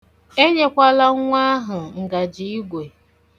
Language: Igbo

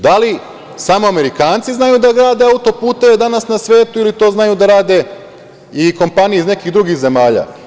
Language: Serbian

